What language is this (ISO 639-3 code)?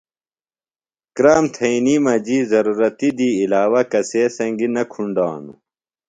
phl